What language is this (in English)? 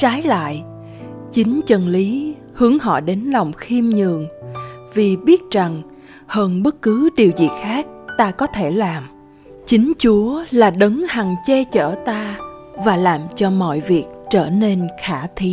Vietnamese